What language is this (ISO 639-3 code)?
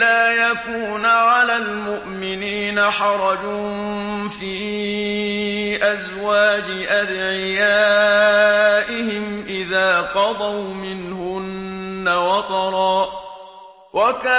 ara